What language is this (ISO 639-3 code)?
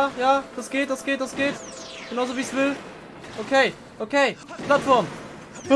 deu